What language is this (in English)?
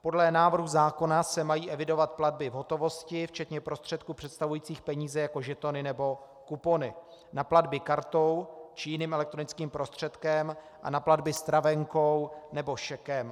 Czech